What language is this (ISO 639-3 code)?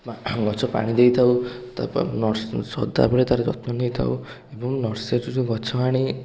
ori